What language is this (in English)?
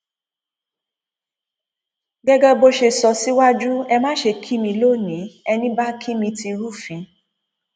Yoruba